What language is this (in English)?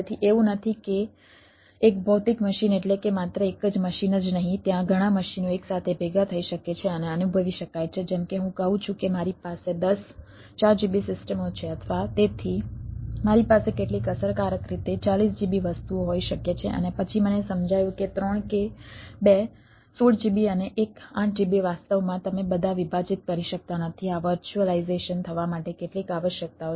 Gujarati